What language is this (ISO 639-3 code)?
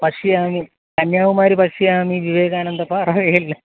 san